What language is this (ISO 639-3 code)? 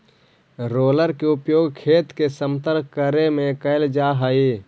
mag